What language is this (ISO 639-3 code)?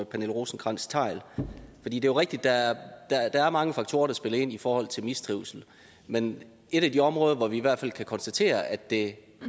dan